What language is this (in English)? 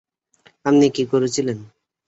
Bangla